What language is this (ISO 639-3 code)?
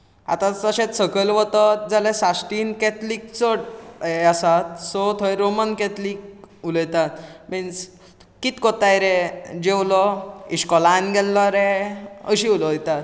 kok